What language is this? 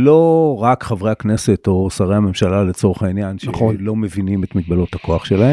Hebrew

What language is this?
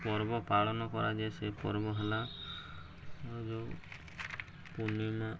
Odia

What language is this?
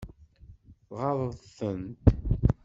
Kabyle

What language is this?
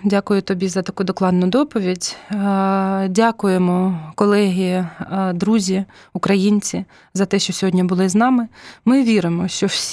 Ukrainian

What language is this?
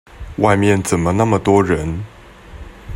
Chinese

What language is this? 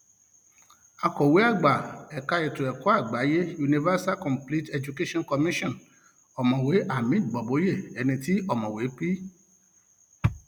Yoruba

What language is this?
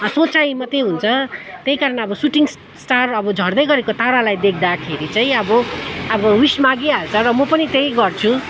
Nepali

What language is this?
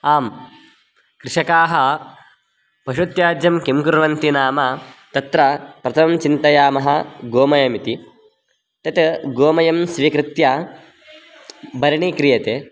Sanskrit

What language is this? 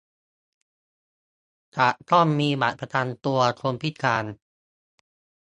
Thai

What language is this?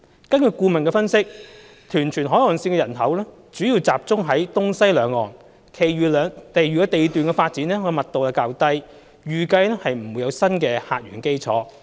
Cantonese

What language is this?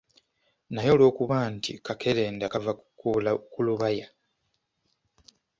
Ganda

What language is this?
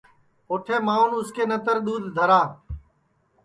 Sansi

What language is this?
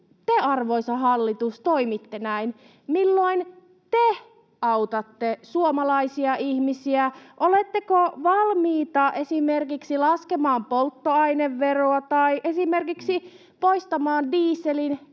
Finnish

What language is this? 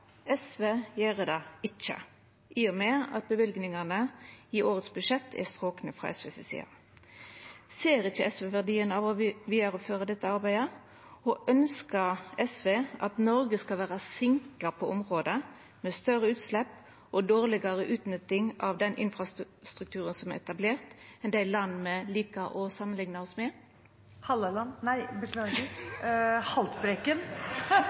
Norwegian Nynorsk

